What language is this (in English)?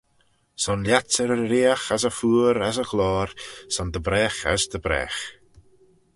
Manx